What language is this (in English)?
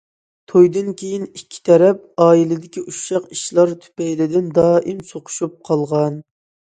Uyghur